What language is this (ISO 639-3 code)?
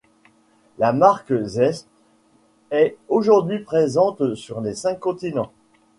fra